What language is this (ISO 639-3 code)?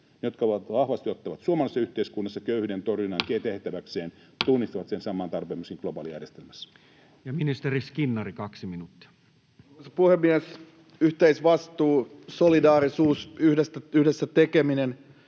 fin